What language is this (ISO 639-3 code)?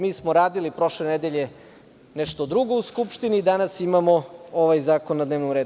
srp